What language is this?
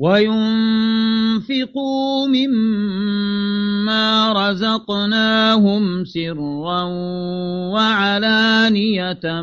Arabic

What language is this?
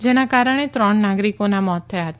Gujarati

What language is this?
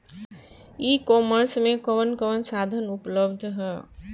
Bhojpuri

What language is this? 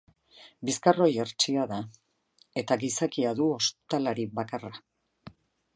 Basque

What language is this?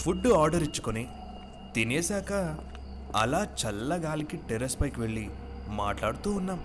Telugu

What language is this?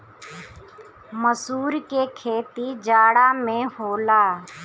Bhojpuri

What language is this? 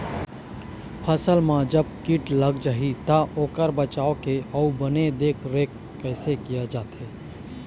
Chhattisgarhi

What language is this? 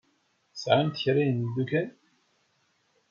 Kabyle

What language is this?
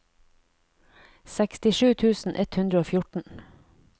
Norwegian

